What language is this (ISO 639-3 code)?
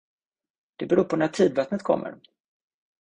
swe